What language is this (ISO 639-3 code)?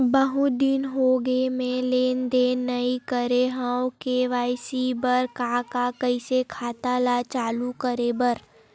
hne